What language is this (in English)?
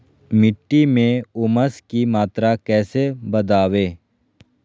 Magahi